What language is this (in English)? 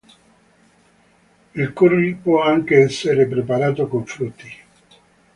Italian